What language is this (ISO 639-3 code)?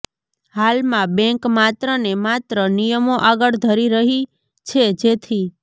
guj